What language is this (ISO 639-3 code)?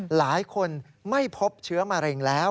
tha